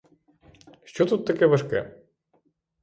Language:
Ukrainian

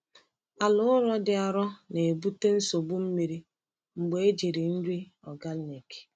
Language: Igbo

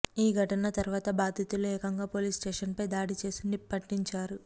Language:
Telugu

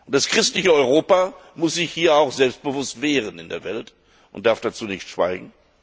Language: German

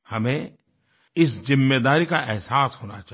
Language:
Hindi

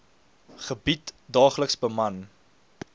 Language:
Afrikaans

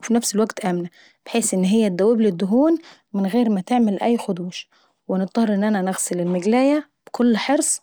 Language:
Saidi Arabic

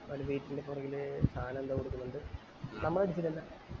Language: Malayalam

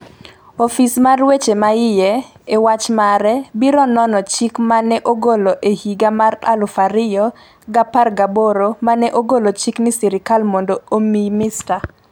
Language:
Luo (Kenya and Tanzania)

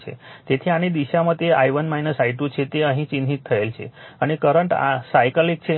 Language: Gujarati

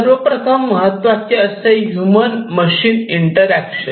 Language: Marathi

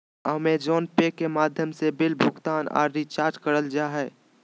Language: Magahi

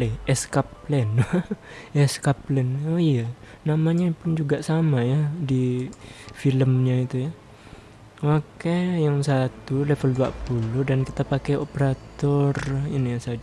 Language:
Indonesian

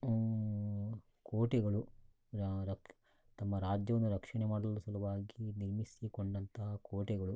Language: Kannada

